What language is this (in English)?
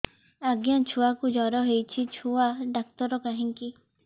Odia